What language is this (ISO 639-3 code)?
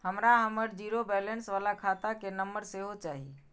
mai